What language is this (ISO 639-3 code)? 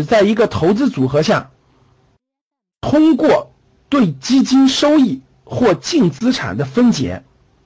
zho